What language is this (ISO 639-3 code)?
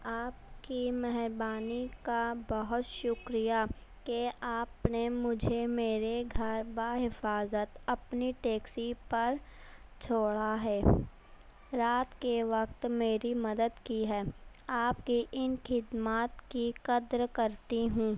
urd